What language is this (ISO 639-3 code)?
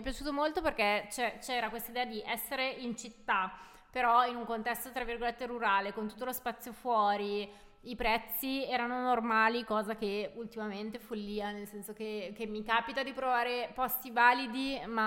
ita